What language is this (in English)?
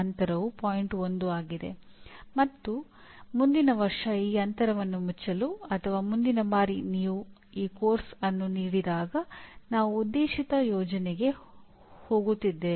Kannada